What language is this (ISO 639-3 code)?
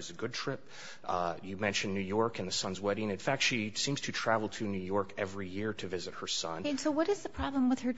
eng